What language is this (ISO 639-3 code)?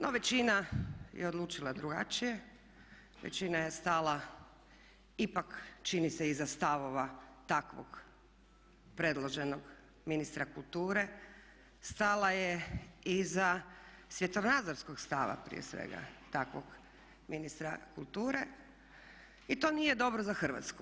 hrv